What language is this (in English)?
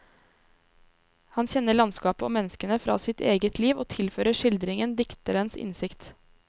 Norwegian